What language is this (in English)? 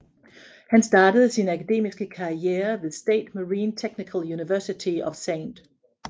Danish